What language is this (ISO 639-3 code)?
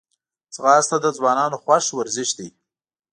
pus